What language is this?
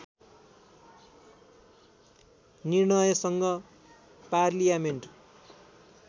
Nepali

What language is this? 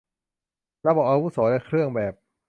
Thai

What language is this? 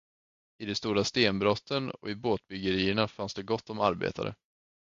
Swedish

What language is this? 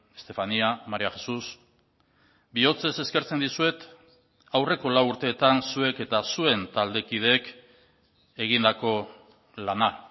Basque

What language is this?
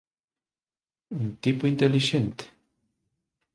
Galician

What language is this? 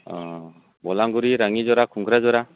Bodo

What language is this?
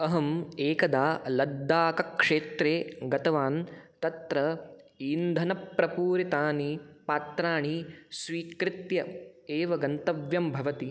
Sanskrit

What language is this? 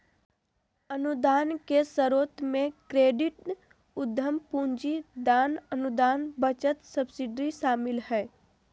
Magahi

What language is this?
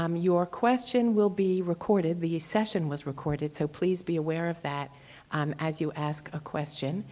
English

